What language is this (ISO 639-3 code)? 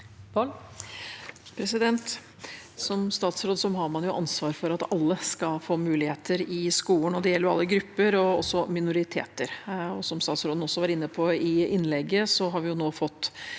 nor